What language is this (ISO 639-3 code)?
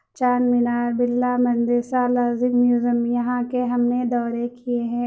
urd